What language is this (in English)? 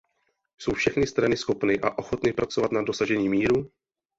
Czech